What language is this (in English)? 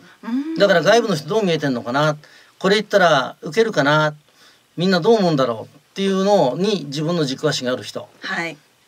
Japanese